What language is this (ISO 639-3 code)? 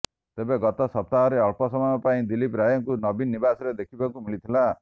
ori